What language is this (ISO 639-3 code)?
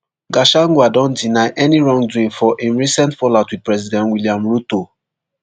pcm